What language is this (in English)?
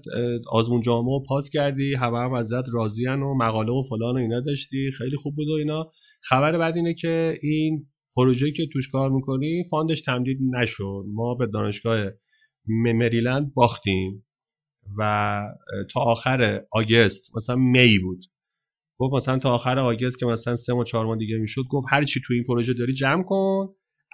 Persian